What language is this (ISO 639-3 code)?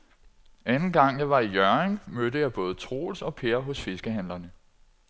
dan